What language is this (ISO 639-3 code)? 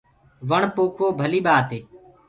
ggg